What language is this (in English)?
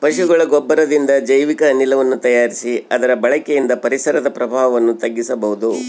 Kannada